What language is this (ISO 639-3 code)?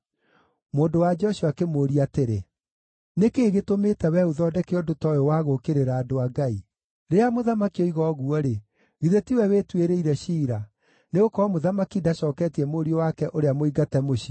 kik